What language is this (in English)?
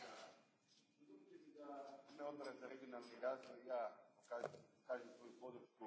Croatian